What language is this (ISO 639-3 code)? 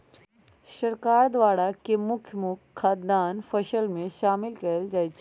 mag